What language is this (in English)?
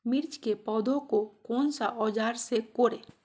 Magahi